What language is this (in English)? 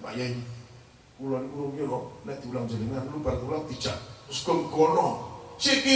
Indonesian